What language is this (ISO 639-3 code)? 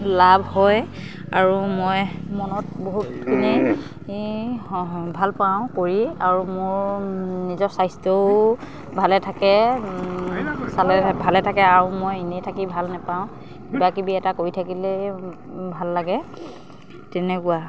asm